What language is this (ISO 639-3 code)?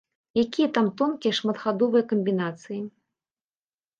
bel